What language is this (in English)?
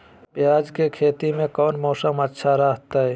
Magahi